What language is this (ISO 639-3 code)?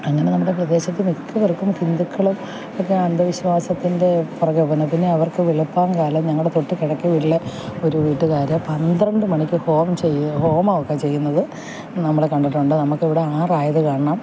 mal